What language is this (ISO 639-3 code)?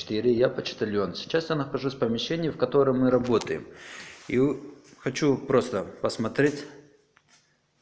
rus